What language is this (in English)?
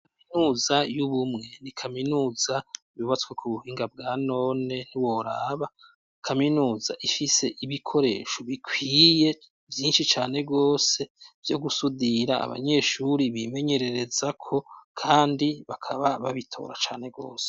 Rundi